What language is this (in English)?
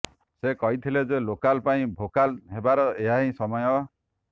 Odia